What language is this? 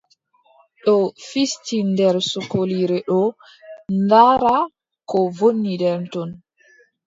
Adamawa Fulfulde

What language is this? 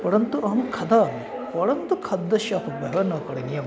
Sanskrit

